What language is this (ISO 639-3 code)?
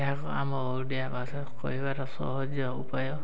ori